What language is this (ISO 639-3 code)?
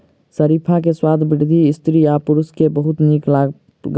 mai